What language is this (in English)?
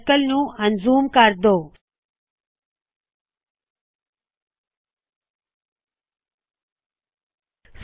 Punjabi